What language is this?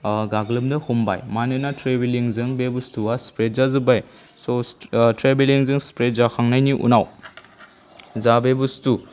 Bodo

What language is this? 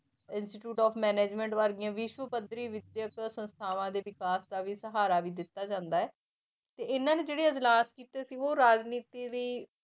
Punjabi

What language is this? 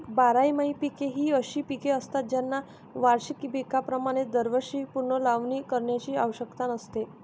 Marathi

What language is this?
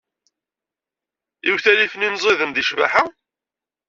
Kabyle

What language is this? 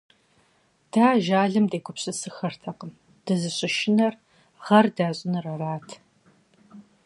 Kabardian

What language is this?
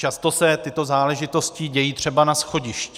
Czech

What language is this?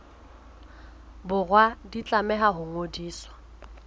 Southern Sotho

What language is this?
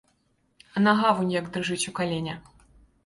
Belarusian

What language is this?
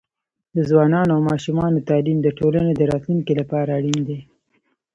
Pashto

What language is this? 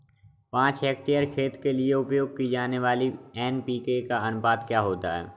Hindi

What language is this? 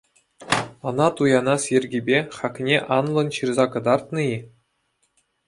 Chuvash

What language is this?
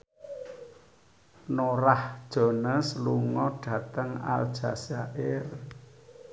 Javanese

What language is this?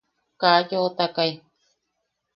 Yaqui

